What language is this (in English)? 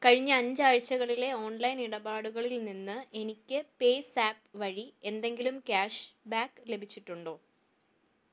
Malayalam